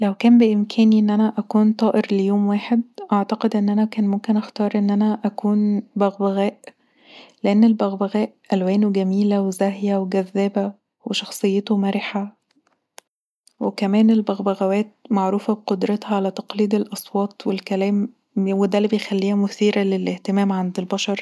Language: Egyptian Arabic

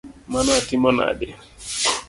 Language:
Luo (Kenya and Tanzania)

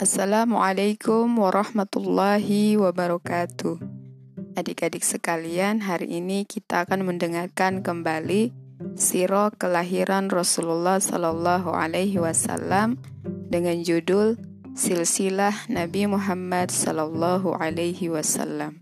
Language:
Malay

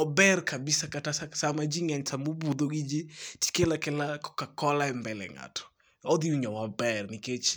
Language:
Luo (Kenya and Tanzania)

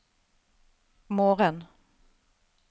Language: Norwegian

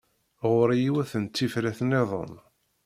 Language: Kabyle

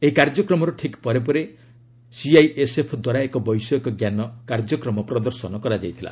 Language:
Odia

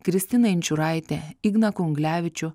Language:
Lithuanian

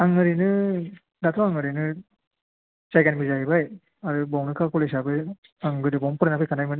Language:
Bodo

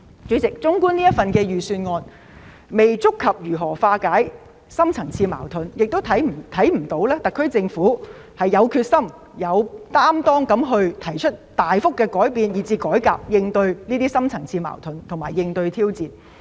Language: Cantonese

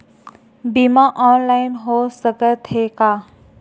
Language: Chhattisgarhi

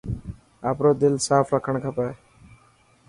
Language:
Dhatki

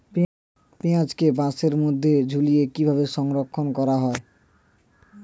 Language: Bangla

